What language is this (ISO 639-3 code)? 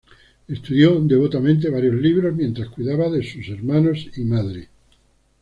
spa